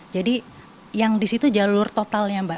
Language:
Indonesian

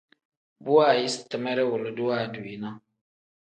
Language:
Tem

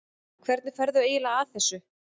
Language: Icelandic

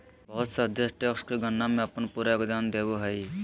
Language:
Magahi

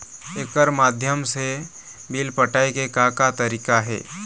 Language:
Chhattisgarhi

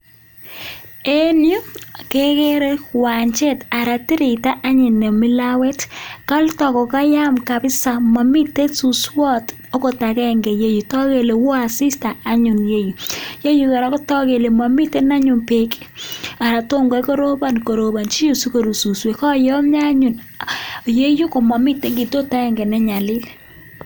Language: Kalenjin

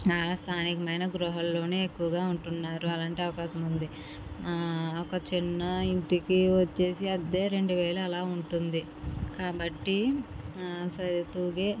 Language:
Telugu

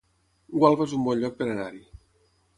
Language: Catalan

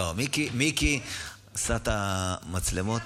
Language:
Hebrew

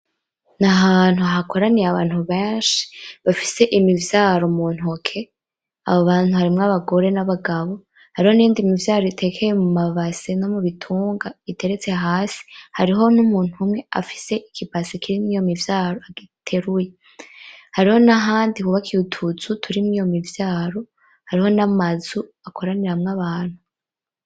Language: Rundi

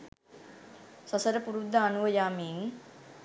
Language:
Sinhala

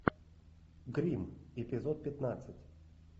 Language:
Russian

